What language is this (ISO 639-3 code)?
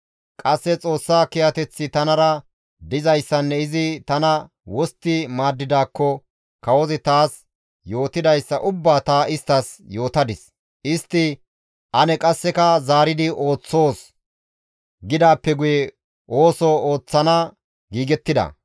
gmv